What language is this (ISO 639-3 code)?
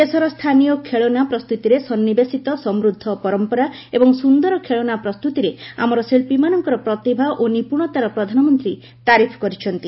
ori